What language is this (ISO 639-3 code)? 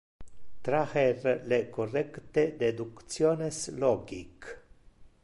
ina